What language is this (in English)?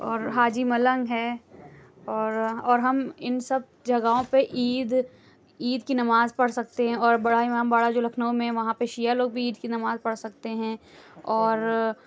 Urdu